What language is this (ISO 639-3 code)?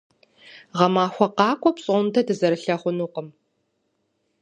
kbd